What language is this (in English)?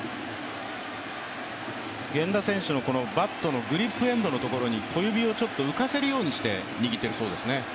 Japanese